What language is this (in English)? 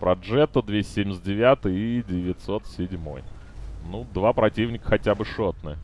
Russian